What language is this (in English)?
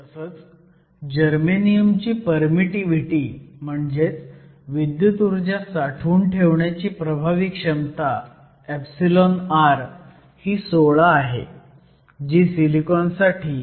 Marathi